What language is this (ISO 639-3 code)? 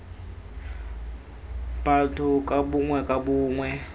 tsn